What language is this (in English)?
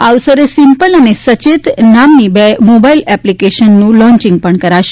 Gujarati